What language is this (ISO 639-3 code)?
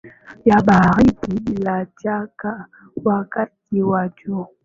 swa